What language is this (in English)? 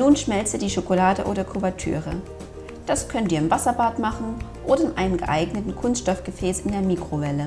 German